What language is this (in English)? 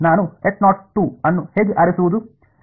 Kannada